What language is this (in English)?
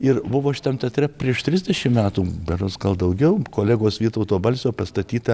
Lithuanian